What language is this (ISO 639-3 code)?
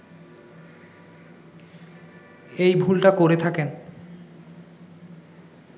ben